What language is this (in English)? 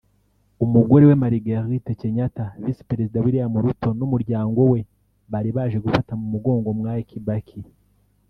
Kinyarwanda